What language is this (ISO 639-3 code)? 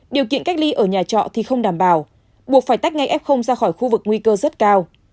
vie